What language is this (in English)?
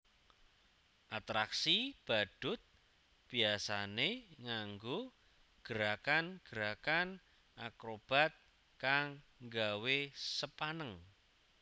Javanese